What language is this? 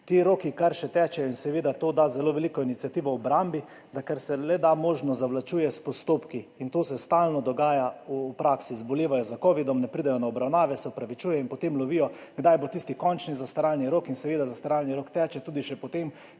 Slovenian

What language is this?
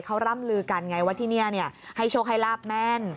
Thai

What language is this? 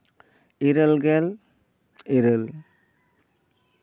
Santali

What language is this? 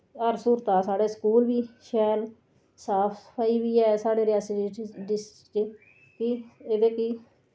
Dogri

